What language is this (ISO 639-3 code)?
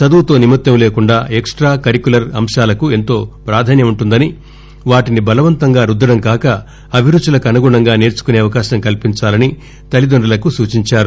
tel